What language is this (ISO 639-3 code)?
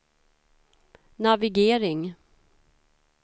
swe